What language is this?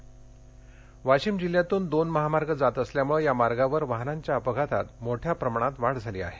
Marathi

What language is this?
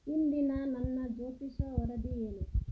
Kannada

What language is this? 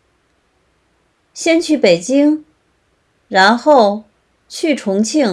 Chinese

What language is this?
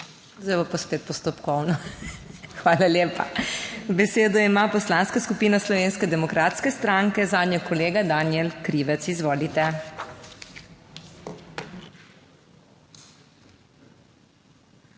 Slovenian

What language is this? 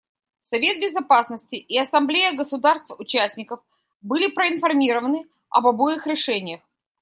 Russian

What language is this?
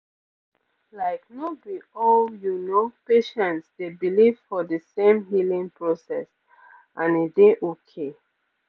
Nigerian Pidgin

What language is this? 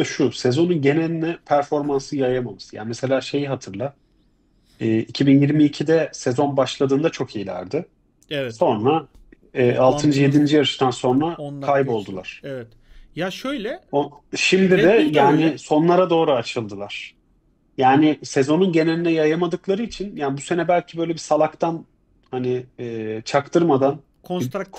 Turkish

